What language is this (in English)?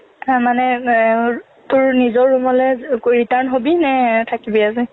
Assamese